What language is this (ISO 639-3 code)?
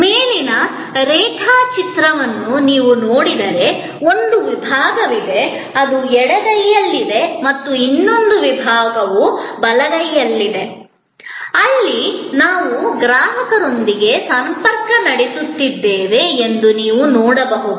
kan